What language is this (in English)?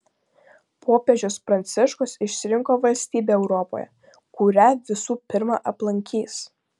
Lithuanian